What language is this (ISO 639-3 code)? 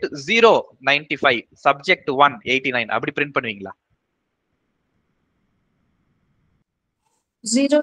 tam